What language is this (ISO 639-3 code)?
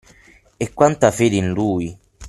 ita